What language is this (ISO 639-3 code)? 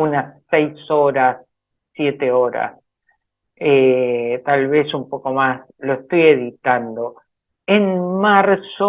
spa